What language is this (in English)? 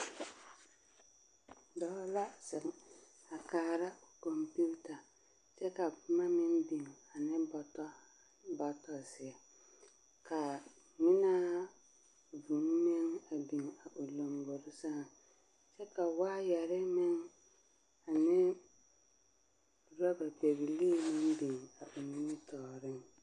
Southern Dagaare